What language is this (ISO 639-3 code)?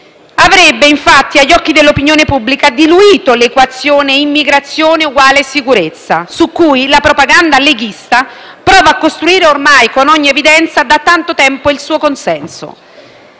ita